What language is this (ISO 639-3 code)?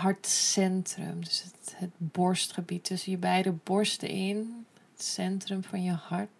nld